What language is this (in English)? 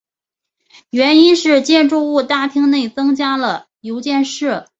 Chinese